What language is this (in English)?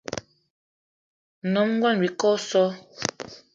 Eton (Cameroon)